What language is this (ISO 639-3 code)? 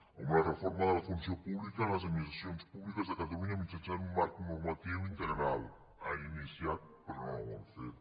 cat